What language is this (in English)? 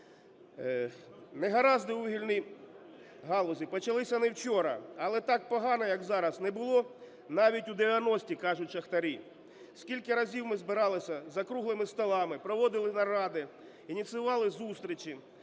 Ukrainian